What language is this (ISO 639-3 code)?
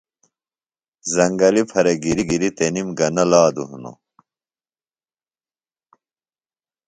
phl